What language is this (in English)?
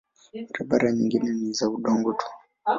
Swahili